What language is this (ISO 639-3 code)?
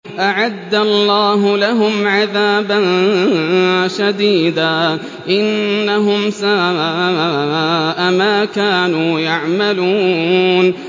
ara